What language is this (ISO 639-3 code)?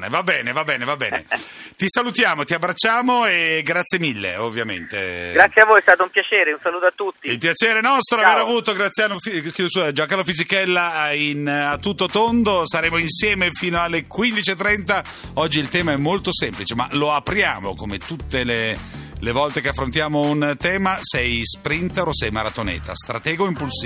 ita